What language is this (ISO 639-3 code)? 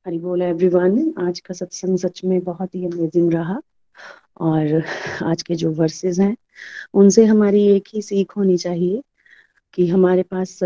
hin